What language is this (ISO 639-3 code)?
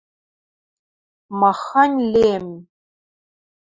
mrj